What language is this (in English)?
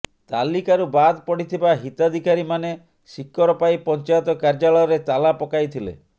Odia